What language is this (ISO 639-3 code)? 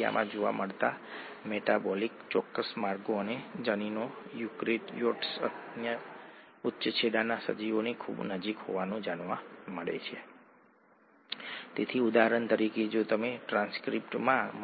guj